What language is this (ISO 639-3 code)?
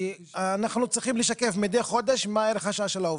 heb